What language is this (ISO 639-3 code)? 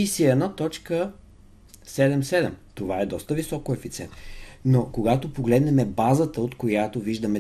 bul